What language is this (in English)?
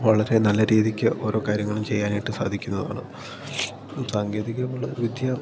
Malayalam